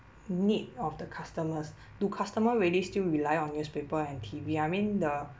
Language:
English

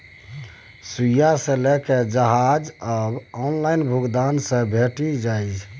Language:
Maithili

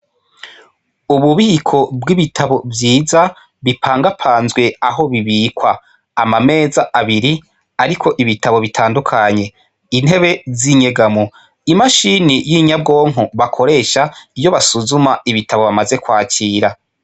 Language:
Rundi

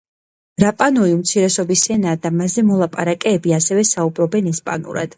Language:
Georgian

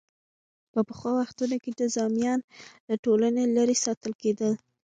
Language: Pashto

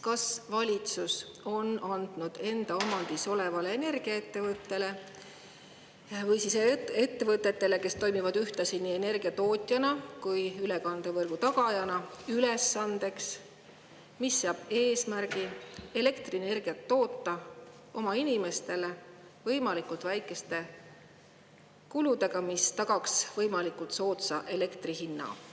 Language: Estonian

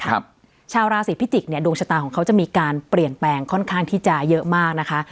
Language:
Thai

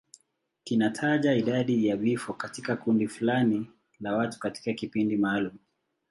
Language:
Swahili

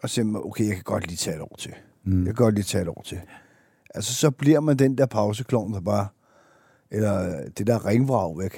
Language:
Danish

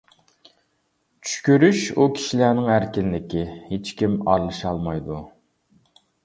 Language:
Uyghur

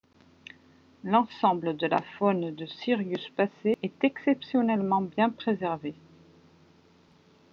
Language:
French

